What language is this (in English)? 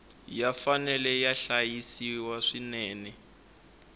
Tsonga